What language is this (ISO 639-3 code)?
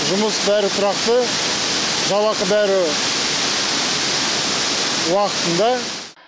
kaz